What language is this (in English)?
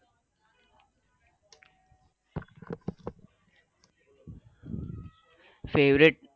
Gujarati